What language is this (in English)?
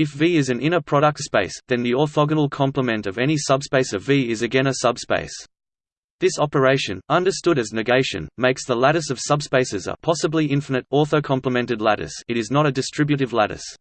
English